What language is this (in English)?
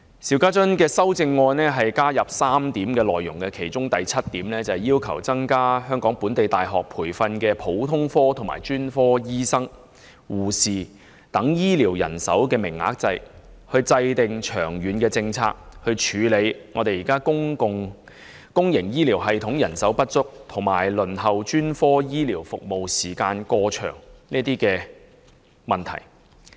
Cantonese